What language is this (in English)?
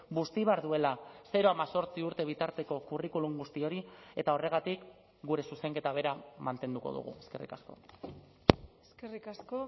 Basque